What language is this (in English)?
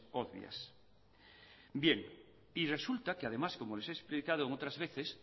Spanish